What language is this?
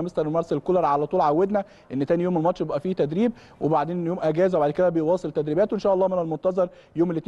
Arabic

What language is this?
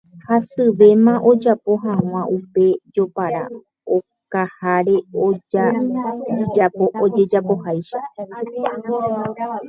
Guarani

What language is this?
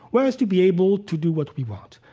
English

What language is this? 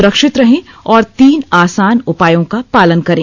Hindi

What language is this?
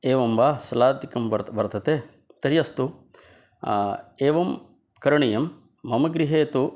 Sanskrit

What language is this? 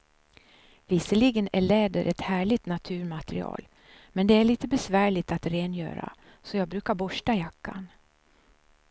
Swedish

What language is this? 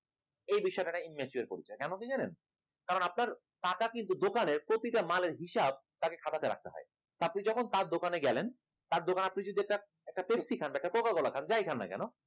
Bangla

